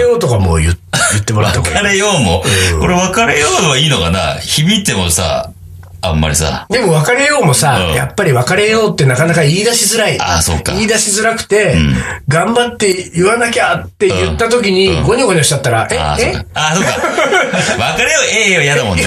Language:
Japanese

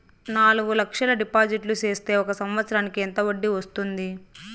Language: Telugu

